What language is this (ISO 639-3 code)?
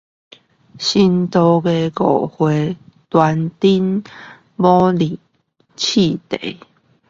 zho